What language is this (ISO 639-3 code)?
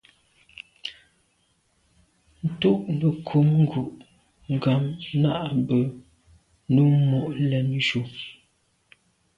byv